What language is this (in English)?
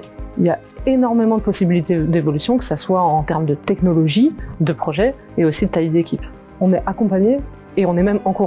French